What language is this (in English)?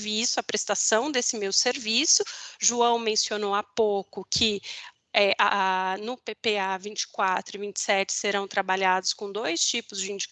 Portuguese